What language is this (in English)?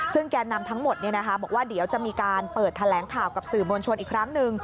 Thai